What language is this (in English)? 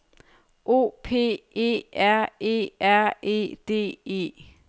Danish